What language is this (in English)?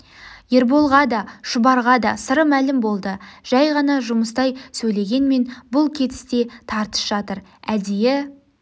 Kazakh